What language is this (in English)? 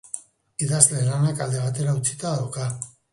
Basque